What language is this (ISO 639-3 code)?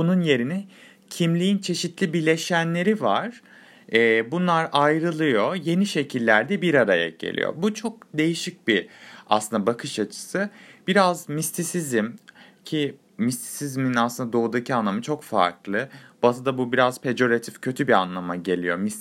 tur